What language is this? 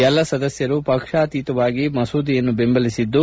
Kannada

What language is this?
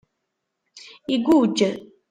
Kabyle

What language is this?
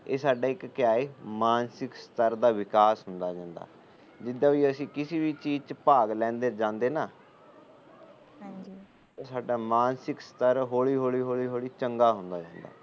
Punjabi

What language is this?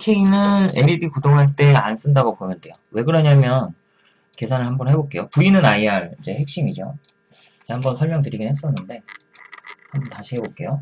Korean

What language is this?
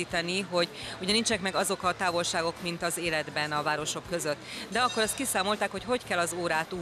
Hungarian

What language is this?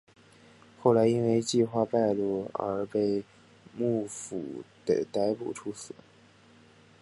Chinese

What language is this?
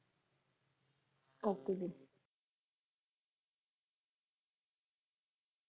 Punjabi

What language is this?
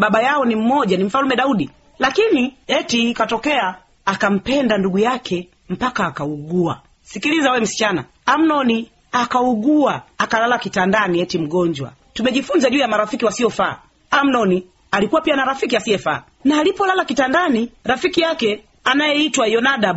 Swahili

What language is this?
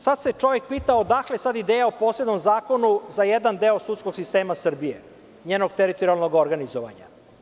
Serbian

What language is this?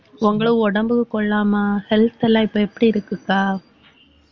Tamil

